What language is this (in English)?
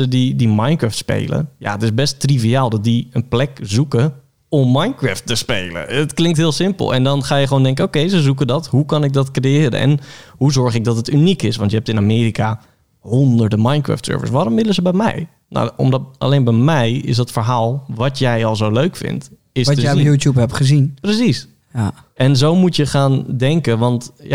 Dutch